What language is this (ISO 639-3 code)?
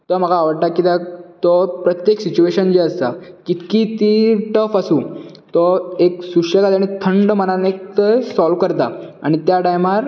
kok